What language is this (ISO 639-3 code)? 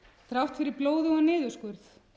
isl